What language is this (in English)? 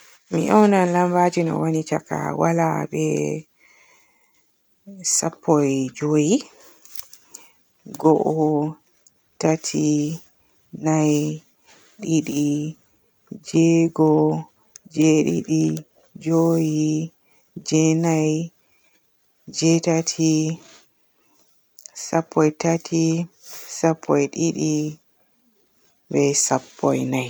Borgu Fulfulde